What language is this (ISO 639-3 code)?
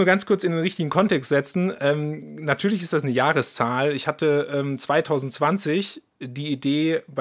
deu